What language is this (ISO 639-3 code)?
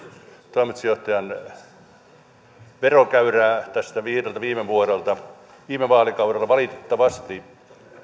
fin